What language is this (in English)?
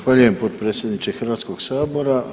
Croatian